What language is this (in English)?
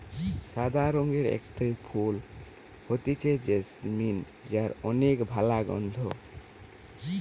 Bangla